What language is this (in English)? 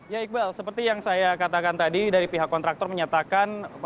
Indonesian